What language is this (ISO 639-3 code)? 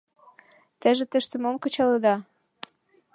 chm